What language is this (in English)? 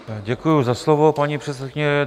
Czech